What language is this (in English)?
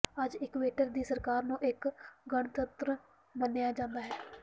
Punjabi